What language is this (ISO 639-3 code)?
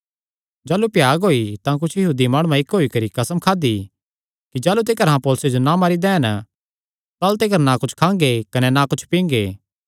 xnr